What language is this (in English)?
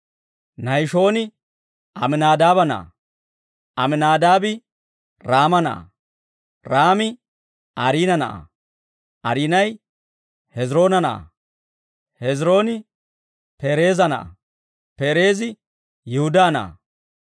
Dawro